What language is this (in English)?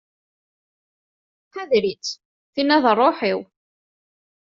Kabyle